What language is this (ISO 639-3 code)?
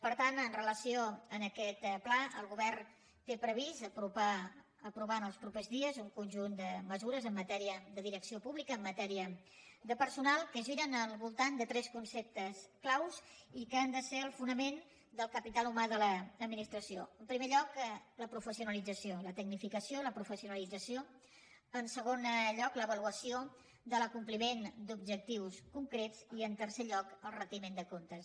cat